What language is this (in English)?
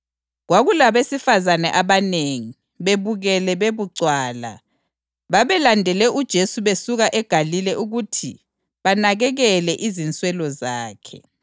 North Ndebele